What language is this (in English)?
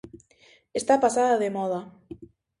Galician